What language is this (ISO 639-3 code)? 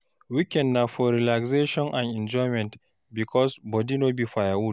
pcm